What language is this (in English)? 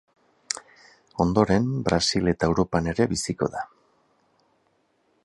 Basque